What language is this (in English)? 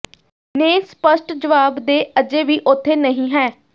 Punjabi